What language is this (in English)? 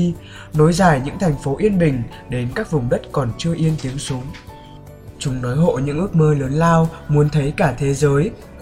Vietnamese